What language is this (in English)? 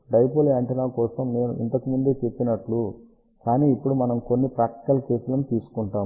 Telugu